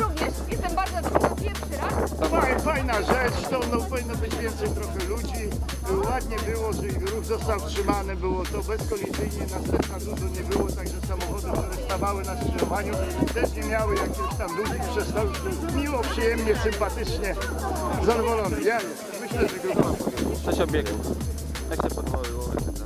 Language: Polish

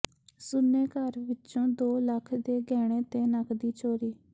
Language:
Punjabi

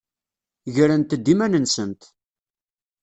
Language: Kabyle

